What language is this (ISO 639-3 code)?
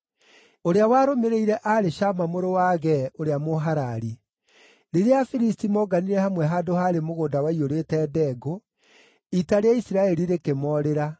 kik